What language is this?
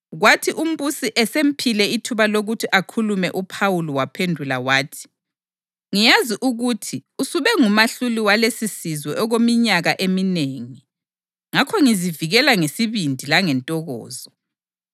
North Ndebele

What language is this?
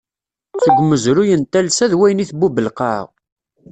Kabyle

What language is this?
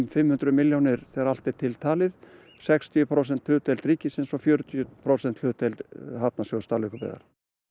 Icelandic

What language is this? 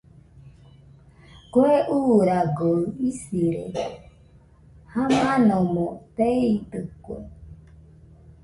Nüpode Huitoto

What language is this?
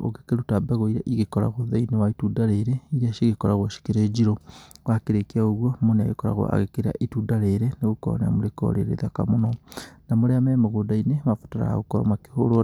Kikuyu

